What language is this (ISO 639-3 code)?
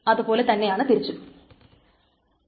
mal